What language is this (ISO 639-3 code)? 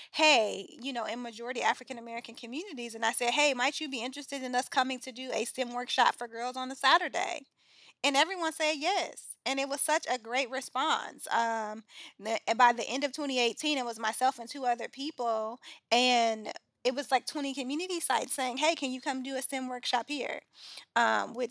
eng